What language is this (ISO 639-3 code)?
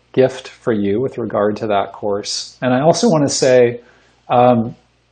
eng